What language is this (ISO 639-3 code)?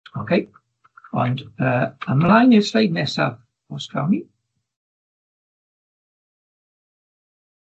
cym